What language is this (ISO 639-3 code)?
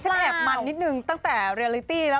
tha